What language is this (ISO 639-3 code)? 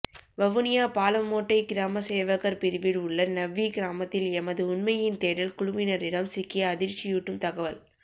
tam